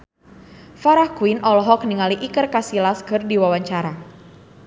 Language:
Sundanese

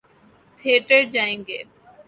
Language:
Urdu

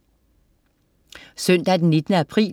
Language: Danish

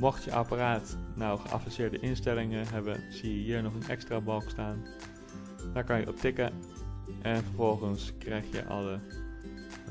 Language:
Dutch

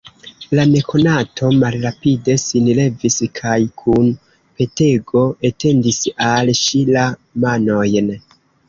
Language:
Esperanto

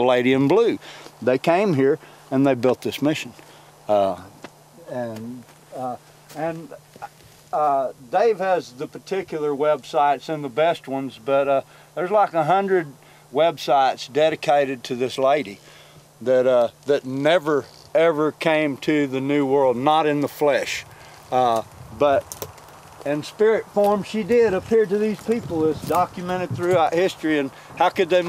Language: English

